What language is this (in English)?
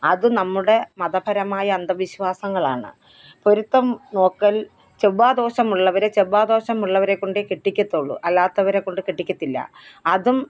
Malayalam